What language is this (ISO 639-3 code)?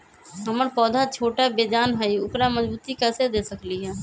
mag